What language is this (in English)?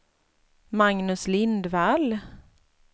Swedish